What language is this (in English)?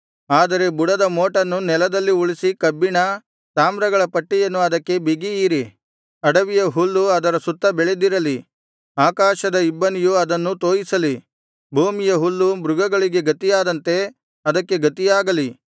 Kannada